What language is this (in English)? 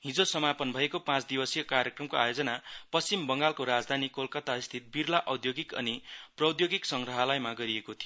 Nepali